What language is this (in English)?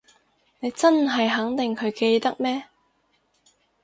Cantonese